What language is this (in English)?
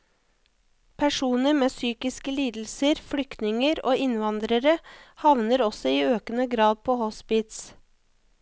Norwegian